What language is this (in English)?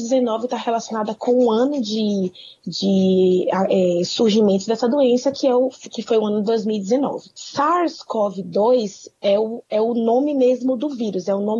Portuguese